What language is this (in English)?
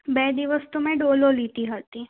Gujarati